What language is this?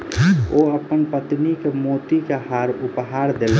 Maithili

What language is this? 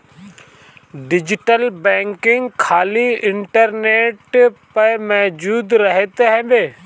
Bhojpuri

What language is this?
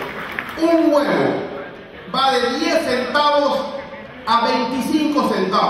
Spanish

